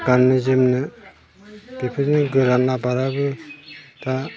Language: Bodo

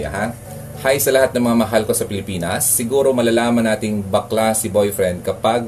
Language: Filipino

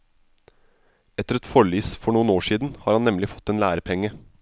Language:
Norwegian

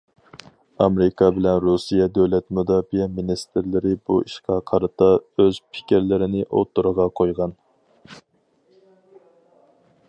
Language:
Uyghur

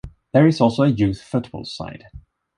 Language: English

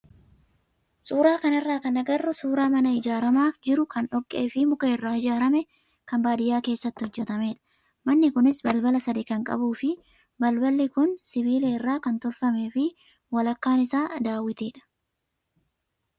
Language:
Oromo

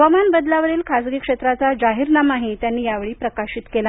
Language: Marathi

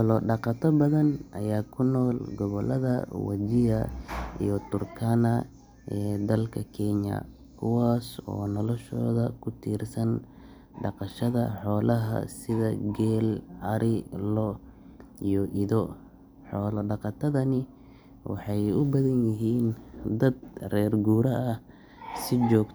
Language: Somali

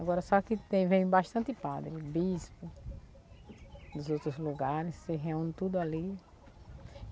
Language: Portuguese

